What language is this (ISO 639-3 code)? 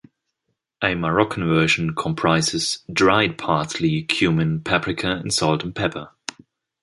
eng